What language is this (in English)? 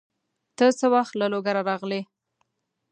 Pashto